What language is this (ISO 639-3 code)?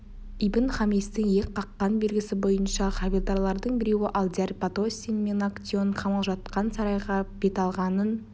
kaz